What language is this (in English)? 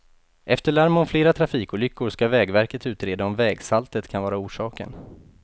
Swedish